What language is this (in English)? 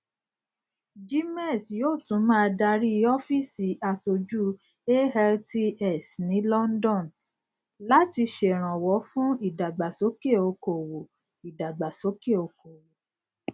Yoruba